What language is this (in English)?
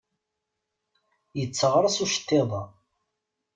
Kabyle